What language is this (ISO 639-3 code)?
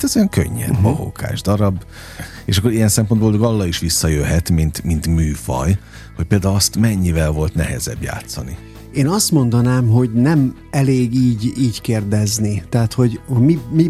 hun